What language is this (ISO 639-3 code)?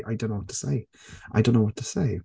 eng